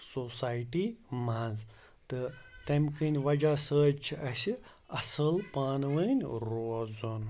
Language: Kashmiri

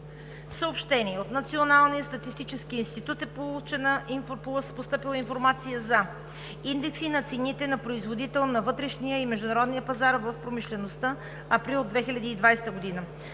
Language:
Bulgarian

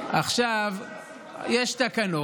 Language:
Hebrew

